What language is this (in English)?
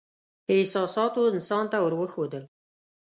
Pashto